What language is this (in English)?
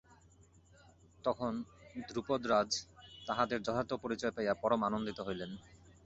Bangla